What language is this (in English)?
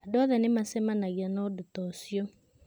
Kikuyu